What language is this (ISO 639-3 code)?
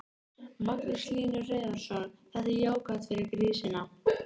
isl